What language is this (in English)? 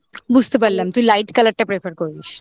Bangla